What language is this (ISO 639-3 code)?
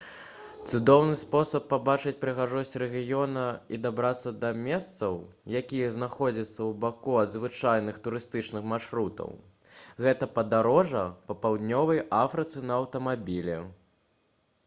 bel